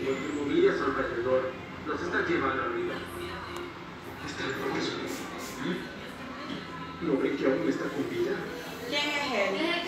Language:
Spanish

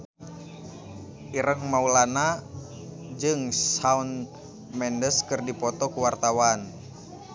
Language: Sundanese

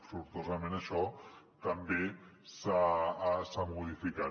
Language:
Catalan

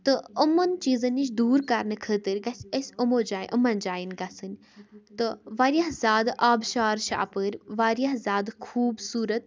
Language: Kashmiri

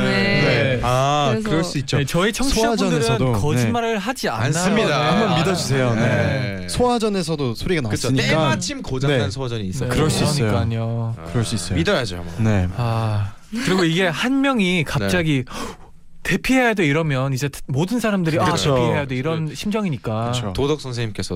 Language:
Korean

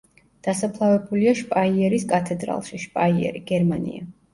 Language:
Georgian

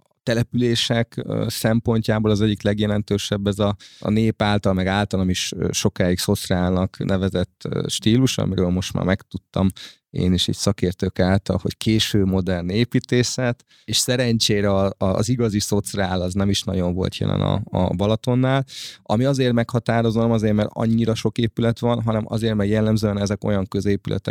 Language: Hungarian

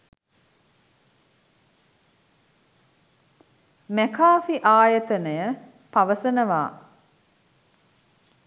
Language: Sinhala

